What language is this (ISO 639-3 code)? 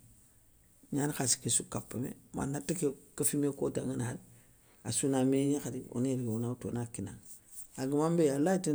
snk